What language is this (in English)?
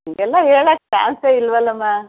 Kannada